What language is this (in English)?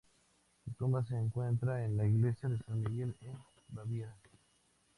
Spanish